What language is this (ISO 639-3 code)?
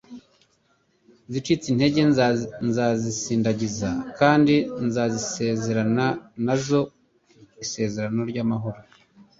kin